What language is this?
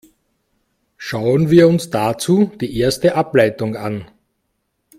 German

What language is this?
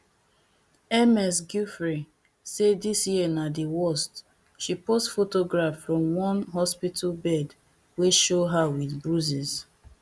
Nigerian Pidgin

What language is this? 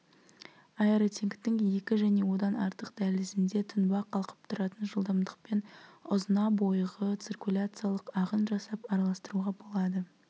Kazakh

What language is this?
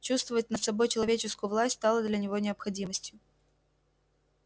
Russian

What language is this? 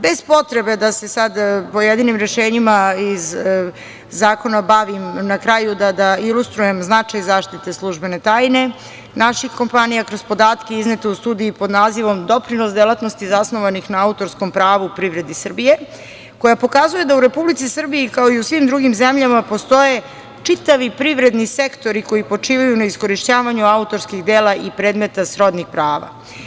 Serbian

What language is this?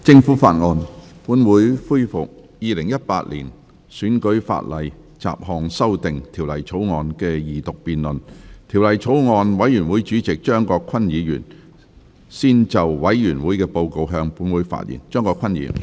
Cantonese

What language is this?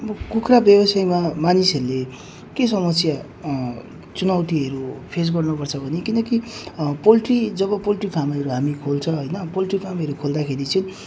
Nepali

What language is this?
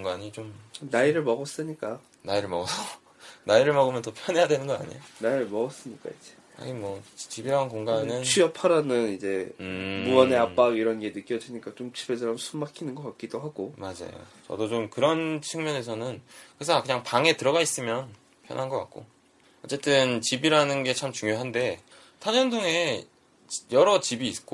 Korean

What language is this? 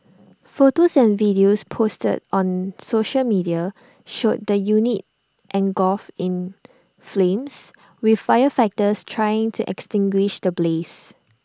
English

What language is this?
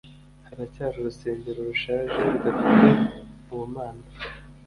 Kinyarwanda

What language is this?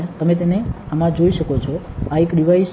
Gujarati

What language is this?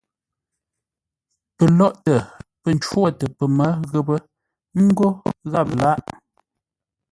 Ngombale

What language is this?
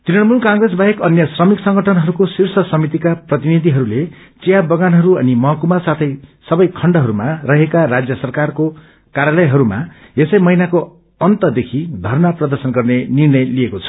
Nepali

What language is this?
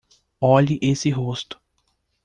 Portuguese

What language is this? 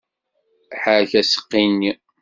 Kabyle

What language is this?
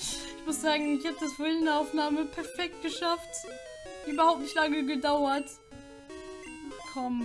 German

